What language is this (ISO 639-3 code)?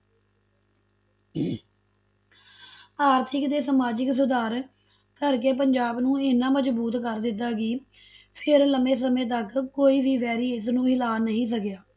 pan